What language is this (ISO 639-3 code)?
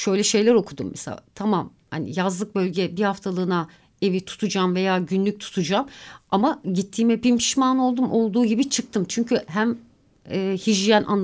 tur